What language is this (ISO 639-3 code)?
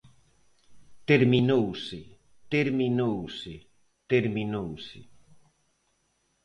glg